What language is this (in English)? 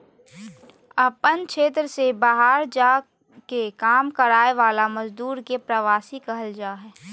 Magahi